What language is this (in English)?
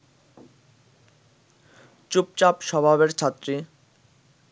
Bangla